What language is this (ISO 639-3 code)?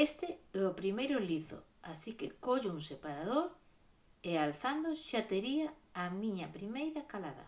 glg